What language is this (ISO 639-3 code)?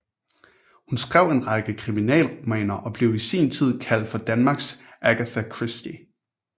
dan